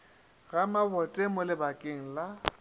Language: Northern Sotho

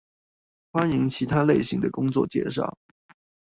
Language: Chinese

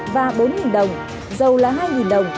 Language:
Vietnamese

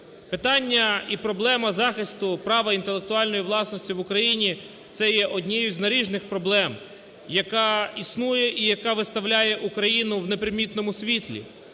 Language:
Ukrainian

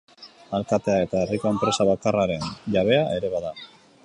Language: Basque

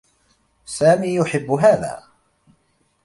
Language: Arabic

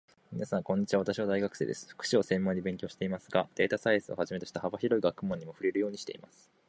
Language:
Japanese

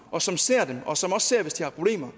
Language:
Danish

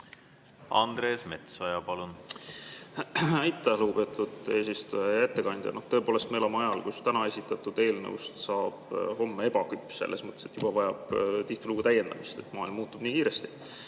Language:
Estonian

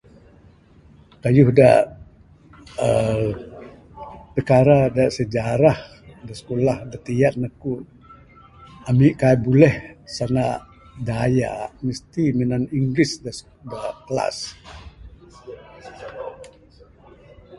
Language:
Bukar-Sadung Bidayuh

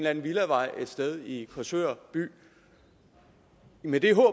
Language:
Danish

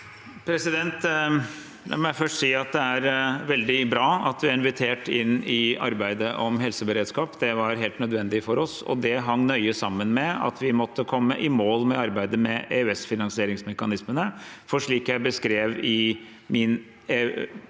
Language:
Norwegian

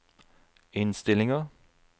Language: Norwegian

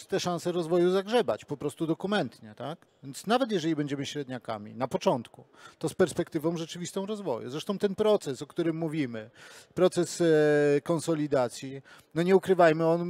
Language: Polish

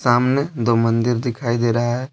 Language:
Hindi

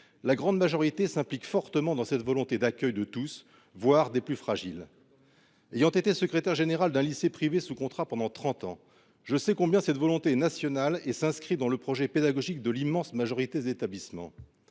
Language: French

